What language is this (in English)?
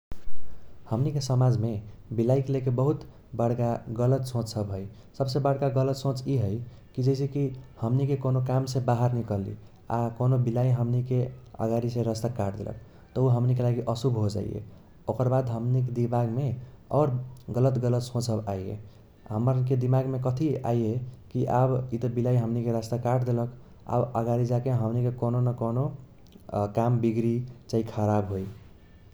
Kochila Tharu